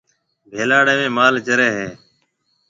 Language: Marwari (Pakistan)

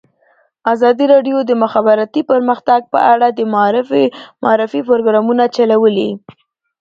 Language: Pashto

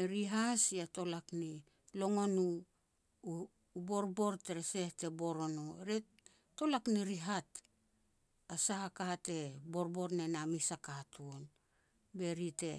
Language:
Petats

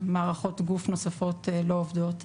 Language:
Hebrew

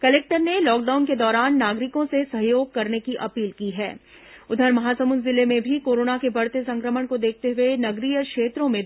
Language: Hindi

